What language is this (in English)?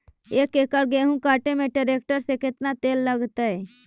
Magahi